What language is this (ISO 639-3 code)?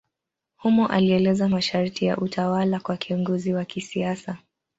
swa